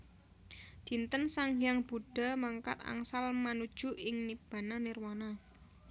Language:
Javanese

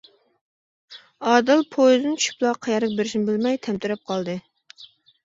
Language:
Uyghur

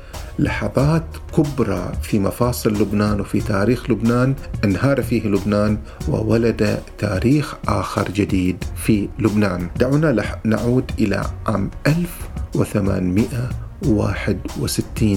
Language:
Arabic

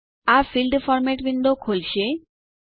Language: Gujarati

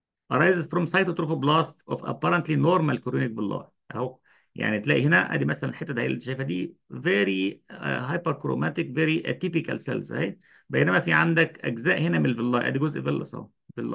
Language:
Arabic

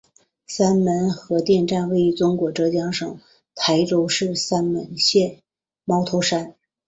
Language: Chinese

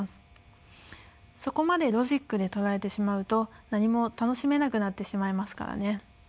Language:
Japanese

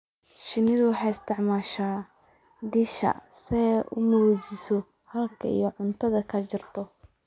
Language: Somali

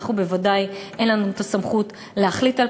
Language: Hebrew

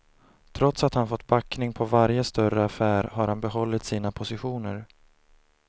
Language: Swedish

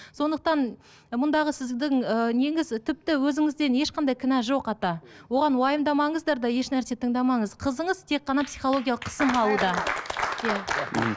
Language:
Kazakh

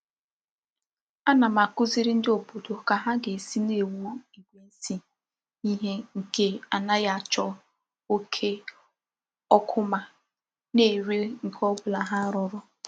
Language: Igbo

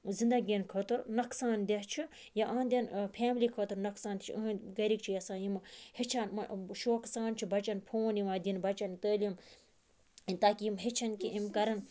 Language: Kashmiri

